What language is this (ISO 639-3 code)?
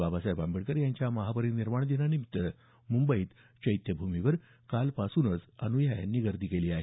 mar